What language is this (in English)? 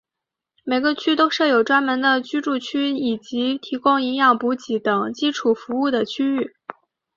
Chinese